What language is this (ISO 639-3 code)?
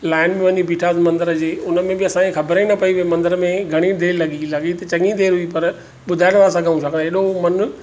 snd